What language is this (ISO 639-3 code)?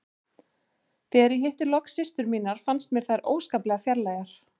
isl